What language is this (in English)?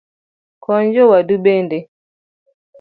Luo (Kenya and Tanzania)